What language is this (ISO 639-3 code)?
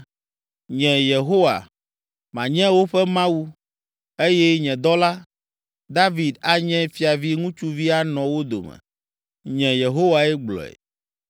ewe